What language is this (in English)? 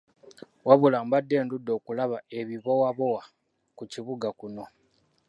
Ganda